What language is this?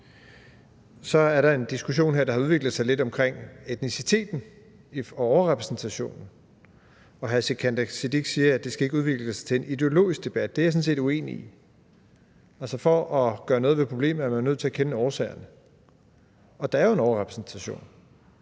Danish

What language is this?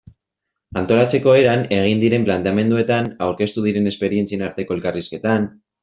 Basque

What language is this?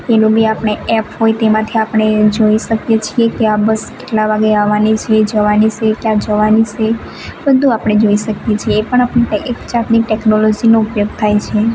Gujarati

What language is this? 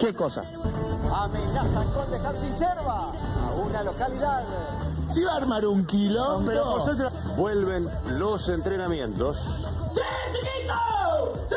Spanish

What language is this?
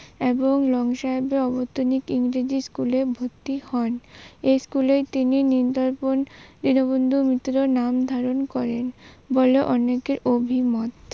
Bangla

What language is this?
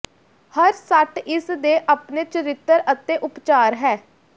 Punjabi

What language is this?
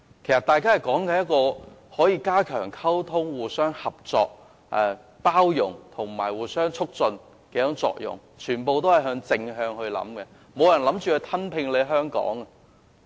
Cantonese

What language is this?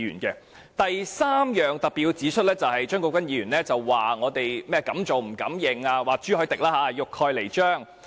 Cantonese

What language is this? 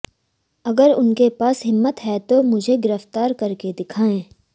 Hindi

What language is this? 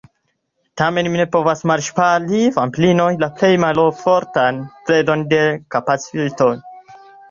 Esperanto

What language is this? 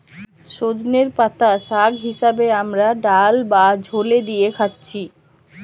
Bangla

